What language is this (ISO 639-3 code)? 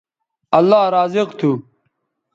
btv